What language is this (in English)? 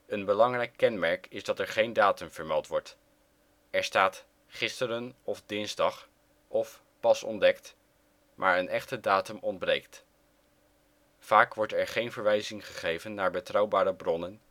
Dutch